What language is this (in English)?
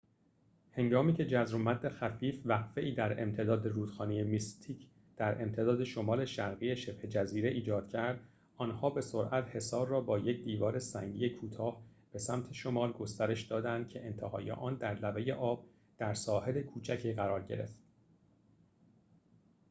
Persian